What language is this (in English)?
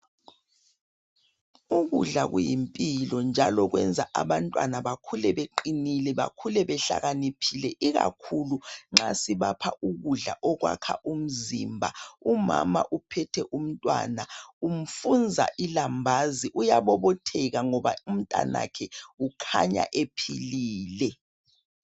North Ndebele